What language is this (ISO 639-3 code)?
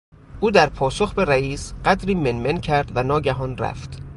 fas